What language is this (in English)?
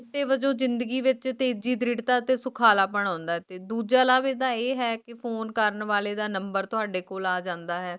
Punjabi